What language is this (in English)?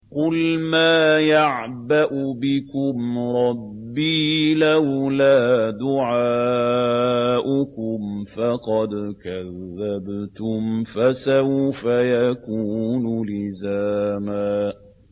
Arabic